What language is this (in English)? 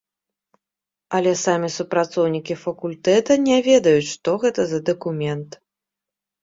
Belarusian